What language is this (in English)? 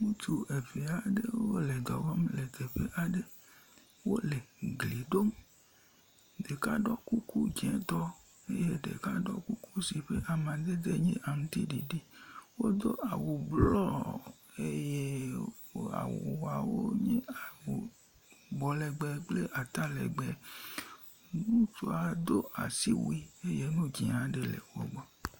Ewe